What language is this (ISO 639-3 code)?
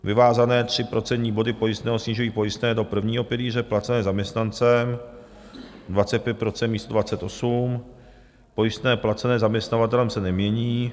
ces